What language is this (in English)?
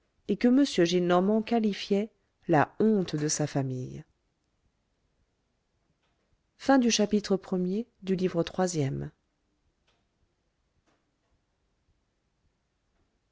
French